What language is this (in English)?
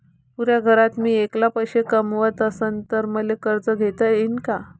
Marathi